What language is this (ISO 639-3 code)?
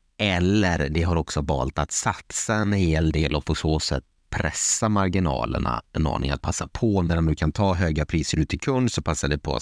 swe